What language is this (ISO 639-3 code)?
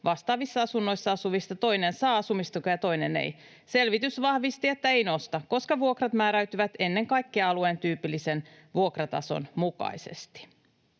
fin